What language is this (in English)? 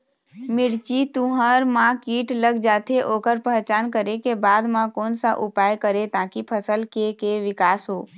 Chhattisgarhi